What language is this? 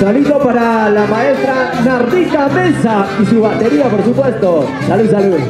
Spanish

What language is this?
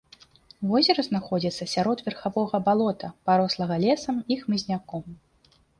Belarusian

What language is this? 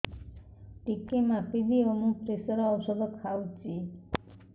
Odia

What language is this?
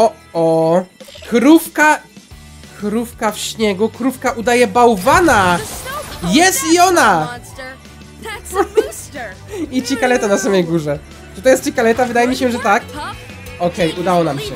Polish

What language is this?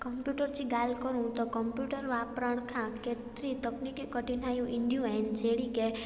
Sindhi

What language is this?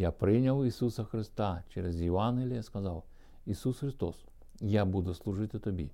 Ukrainian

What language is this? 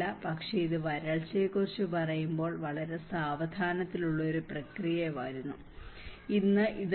Malayalam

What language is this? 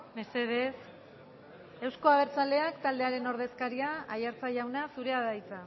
Basque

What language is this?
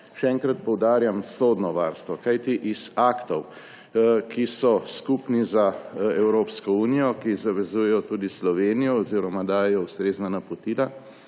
Slovenian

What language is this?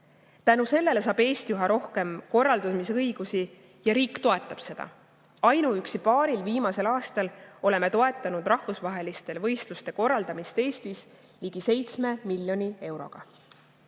Estonian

